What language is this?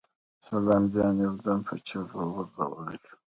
Pashto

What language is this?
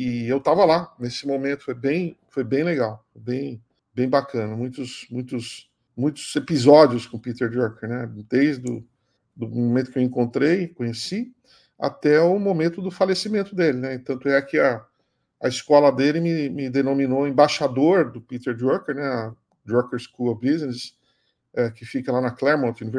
Portuguese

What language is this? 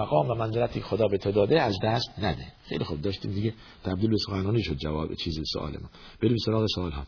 Persian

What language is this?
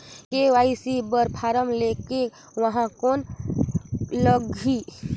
Chhattisgarhi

